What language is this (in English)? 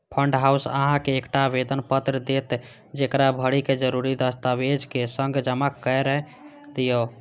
Maithili